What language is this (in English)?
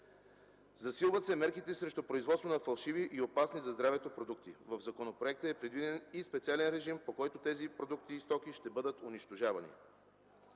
Bulgarian